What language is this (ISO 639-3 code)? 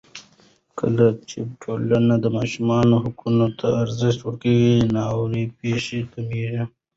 pus